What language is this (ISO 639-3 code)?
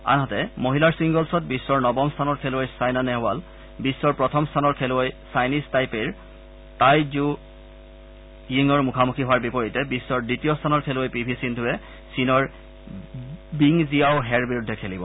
asm